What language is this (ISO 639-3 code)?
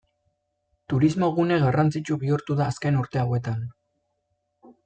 eus